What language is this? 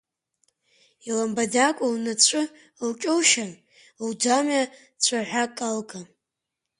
Abkhazian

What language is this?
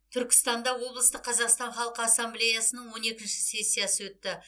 Kazakh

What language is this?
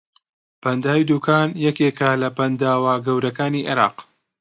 Central Kurdish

